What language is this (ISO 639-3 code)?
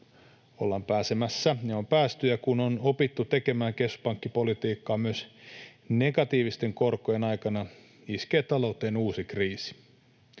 fin